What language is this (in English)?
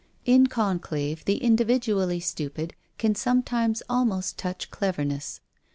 English